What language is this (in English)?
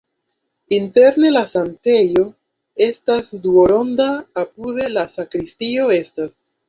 Esperanto